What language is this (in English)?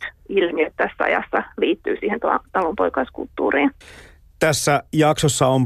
Finnish